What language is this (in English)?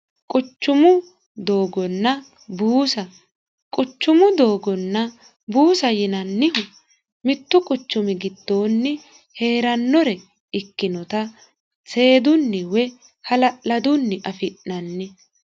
Sidamo